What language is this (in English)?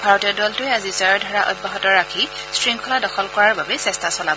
Assamese